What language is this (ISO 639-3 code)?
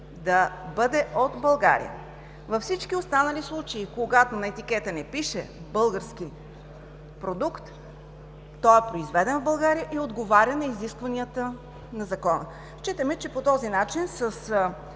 bul